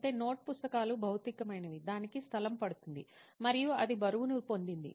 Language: Telugu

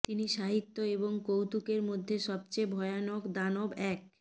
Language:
Bangla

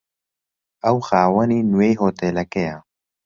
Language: Central Kurdish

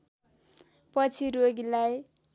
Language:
Nepali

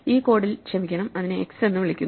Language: Malayalam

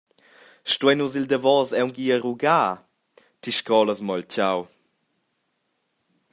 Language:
Romansh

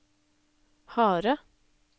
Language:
Norwegian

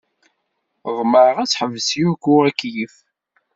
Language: Kabyle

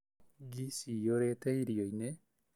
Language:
Kikuyu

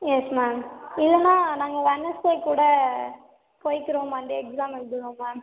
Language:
Tamil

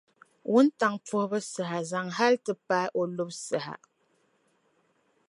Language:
Dagbani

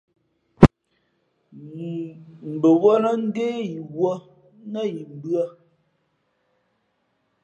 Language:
Fe'fe'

